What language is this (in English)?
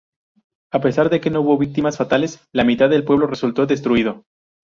Spanish